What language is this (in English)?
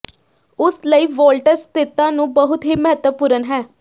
Punjabi